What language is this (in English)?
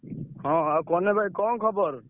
Odia